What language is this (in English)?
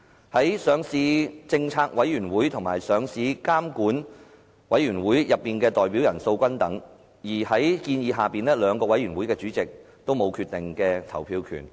Cantonese